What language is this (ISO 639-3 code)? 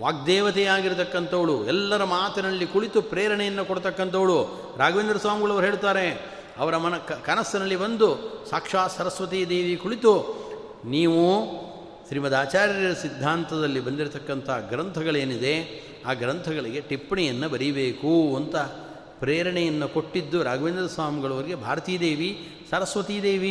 kan